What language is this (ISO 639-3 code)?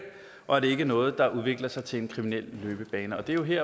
dan